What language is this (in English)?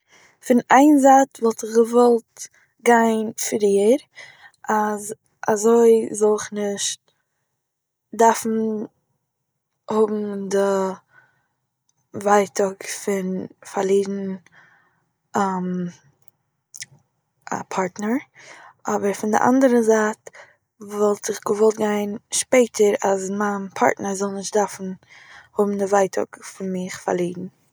Yiddish